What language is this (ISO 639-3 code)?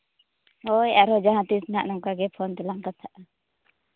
sat